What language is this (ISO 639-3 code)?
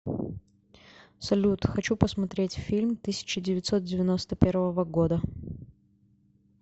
rus